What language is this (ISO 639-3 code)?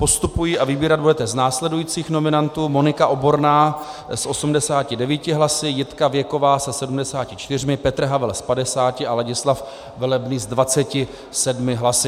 ces